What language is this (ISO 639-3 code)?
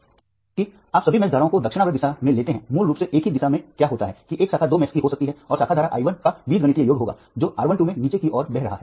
hin